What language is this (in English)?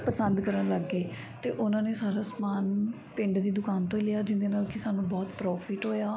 Punjabi